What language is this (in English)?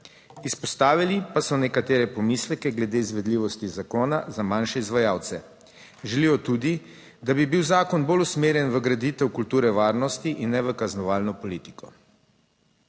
Slovenian